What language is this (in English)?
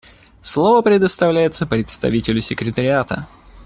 Russian